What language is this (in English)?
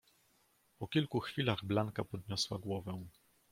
Polish